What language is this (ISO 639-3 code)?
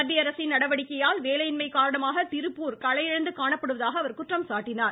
tam